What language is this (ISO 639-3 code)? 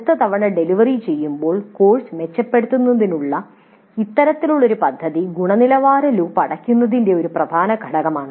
mal